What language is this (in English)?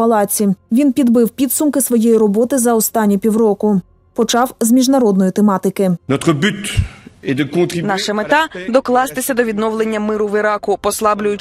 Ukrainian